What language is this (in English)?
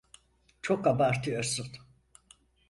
Turkish